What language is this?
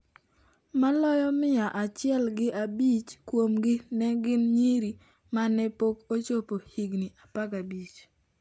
Luo (Kenya and Tanzania)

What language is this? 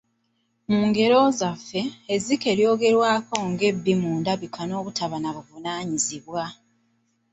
Ganda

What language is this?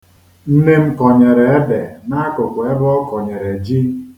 Igbo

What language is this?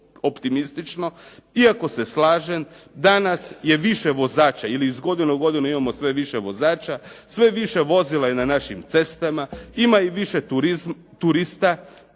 Croatian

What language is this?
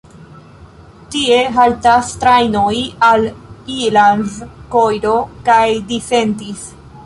Esperanto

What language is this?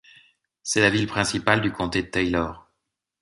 French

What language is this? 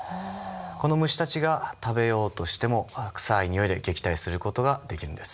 Japanese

